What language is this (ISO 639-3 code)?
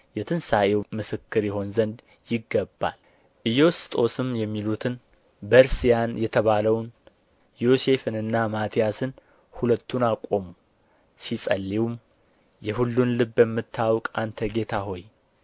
amh